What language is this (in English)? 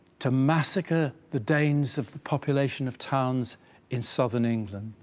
English